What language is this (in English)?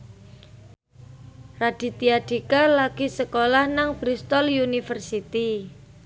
Javanese